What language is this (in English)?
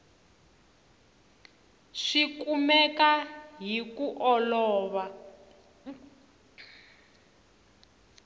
Tsonga